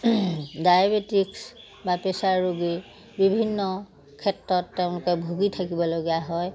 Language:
Assamese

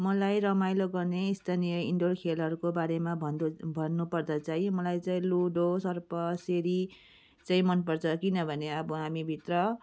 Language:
Nepali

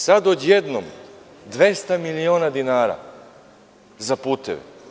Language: Serbian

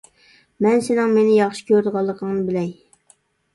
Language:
Uyghur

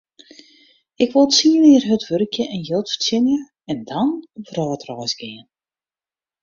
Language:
Western Frisian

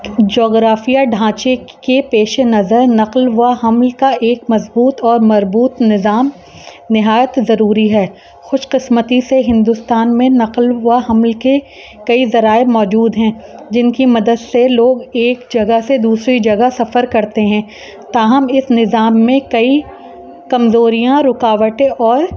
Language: Urdu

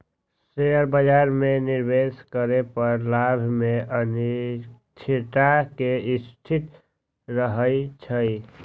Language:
Magahi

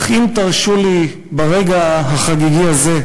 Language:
Hebrew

